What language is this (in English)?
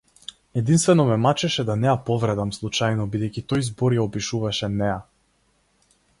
Macedonian